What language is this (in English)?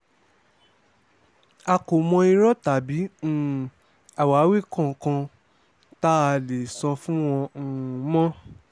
Yoruba